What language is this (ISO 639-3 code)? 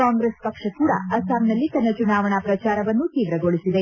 kan